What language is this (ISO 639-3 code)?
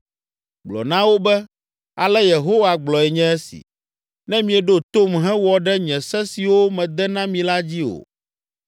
ewe